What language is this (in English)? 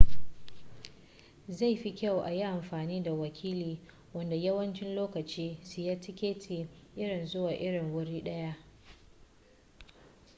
Hausa